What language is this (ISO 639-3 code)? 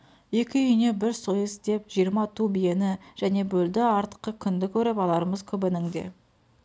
kaz